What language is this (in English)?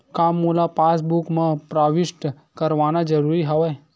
Chhattisgarhi